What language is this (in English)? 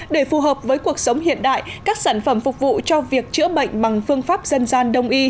Vietnamese